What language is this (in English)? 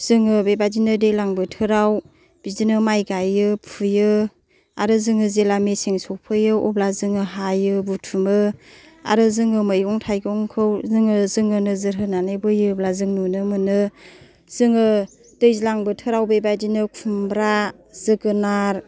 Bodo